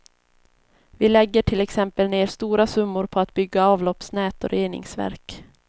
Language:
Swedish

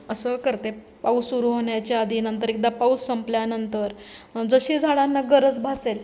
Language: Marathi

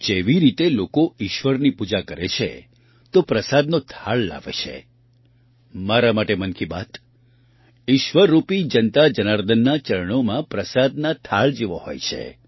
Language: Gujarati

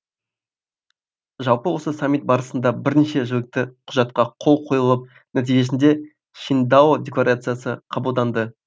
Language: Kazakh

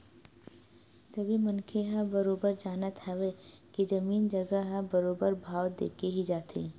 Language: Chhattisgarhi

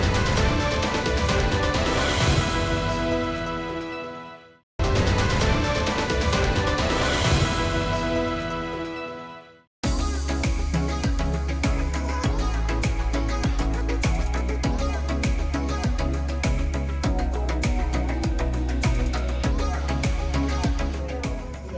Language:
Indonesian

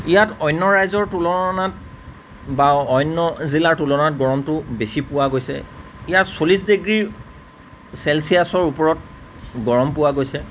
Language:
Assamese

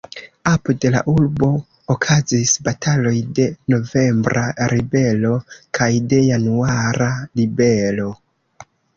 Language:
Esperanto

